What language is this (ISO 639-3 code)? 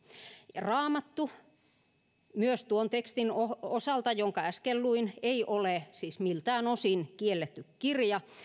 fin